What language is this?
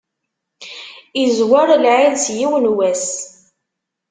Kabyle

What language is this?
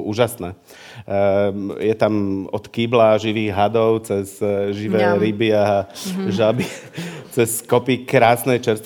Slovak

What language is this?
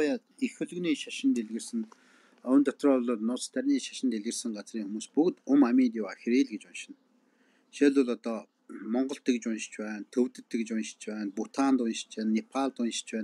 Turkish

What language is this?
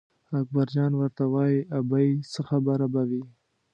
Pashto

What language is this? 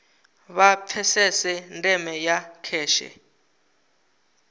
Venda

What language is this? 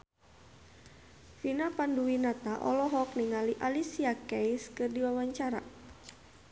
Sundanese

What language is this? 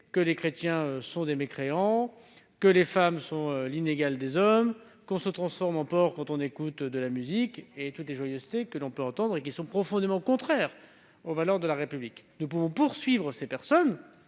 French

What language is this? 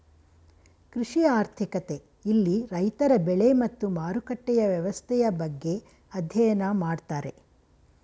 Kannada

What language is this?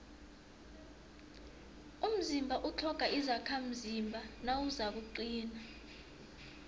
South Ndebele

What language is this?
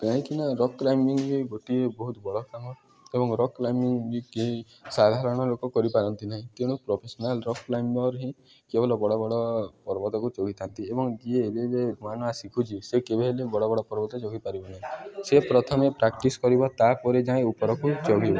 Odia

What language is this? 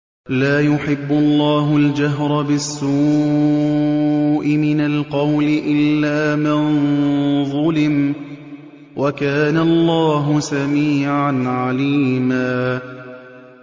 Arabic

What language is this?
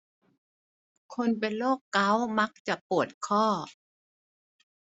Thai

